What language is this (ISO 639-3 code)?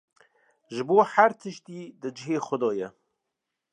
kur